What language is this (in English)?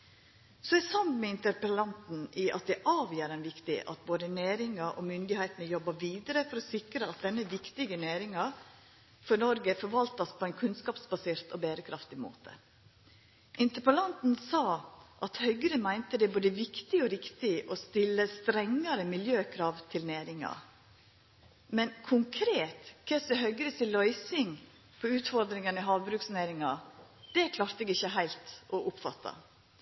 Norwegian Nynorsk